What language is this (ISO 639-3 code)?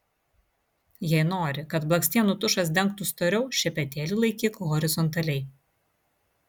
lit